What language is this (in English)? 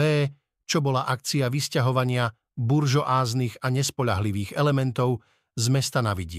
Slovak